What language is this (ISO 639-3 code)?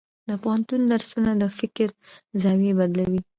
pus